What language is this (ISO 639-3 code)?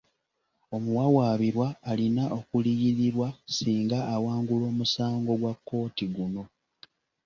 lug